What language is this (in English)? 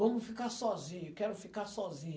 Portuguese